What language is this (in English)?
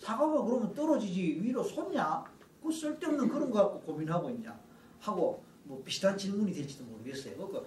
Korean